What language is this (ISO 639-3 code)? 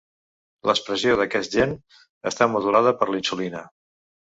cat